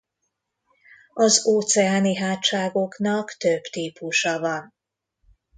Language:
Hungarian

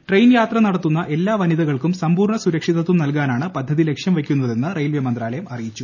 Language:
Malayalam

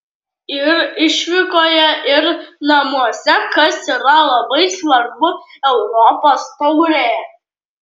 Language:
Lithuanian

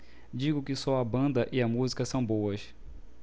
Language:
Portuguese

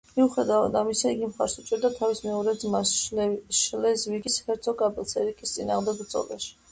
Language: Georgian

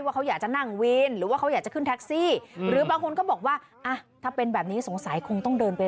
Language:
Thai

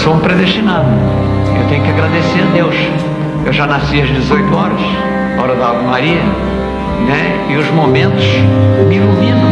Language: Portuguese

